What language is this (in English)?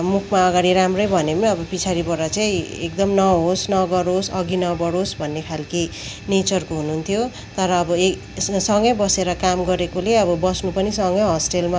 Nepali